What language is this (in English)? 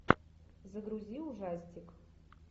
Russian